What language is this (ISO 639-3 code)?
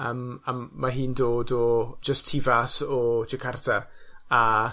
cym